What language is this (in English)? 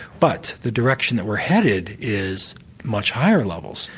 English